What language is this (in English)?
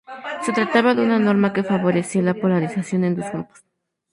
Spanish